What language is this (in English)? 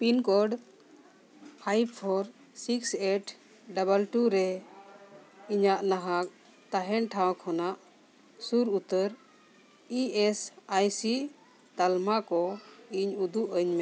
Santali